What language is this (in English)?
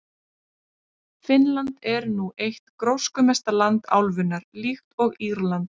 Icelandic